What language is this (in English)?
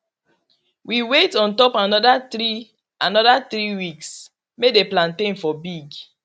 Nigerian Pidgin